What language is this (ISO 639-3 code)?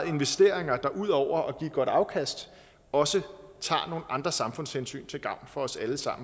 dan